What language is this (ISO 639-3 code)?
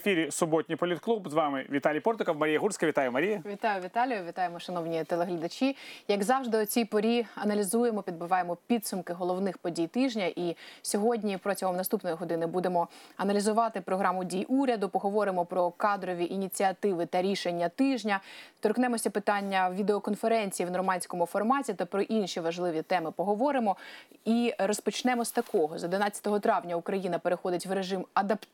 ukr